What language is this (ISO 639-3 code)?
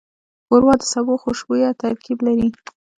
pus